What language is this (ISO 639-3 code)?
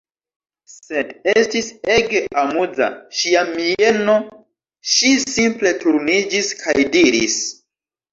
epo